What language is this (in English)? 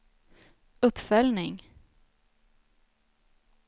Swedish